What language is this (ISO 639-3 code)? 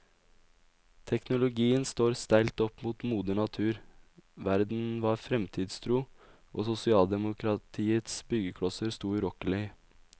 nor